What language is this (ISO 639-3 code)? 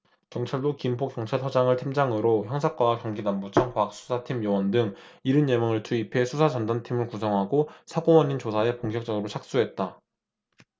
kor